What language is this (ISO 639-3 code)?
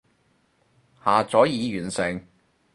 yue